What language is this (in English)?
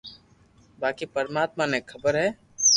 Loarki